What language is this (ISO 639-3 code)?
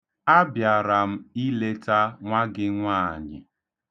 ibo